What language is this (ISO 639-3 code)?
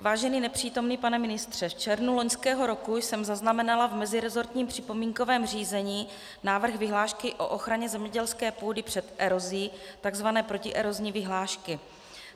ces